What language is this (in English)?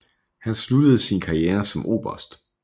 Danish